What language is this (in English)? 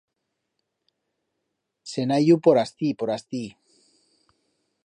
Aragonese